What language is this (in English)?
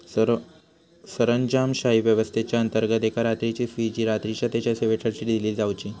Marathi